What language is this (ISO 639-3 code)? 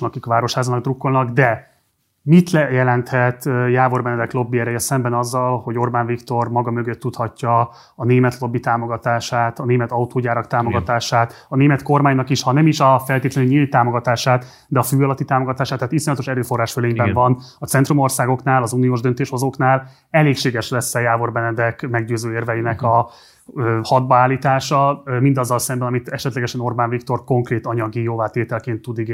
hun